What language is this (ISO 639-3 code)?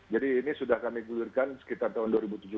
ind